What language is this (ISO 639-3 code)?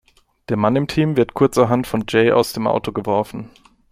deu